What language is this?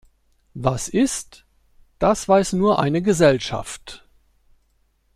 German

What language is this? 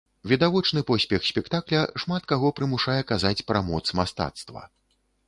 Belarusian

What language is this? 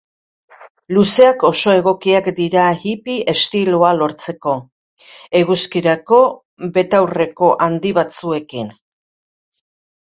Basque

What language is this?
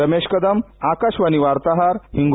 Marathi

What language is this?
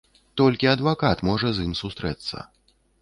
Belarusian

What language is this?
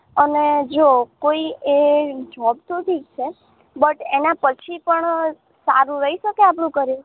Gujarati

